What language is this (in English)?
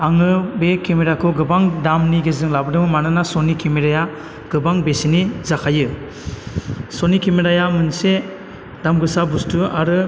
Bodo